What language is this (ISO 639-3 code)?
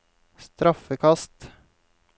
nor